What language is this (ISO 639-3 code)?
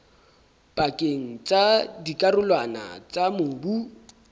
sot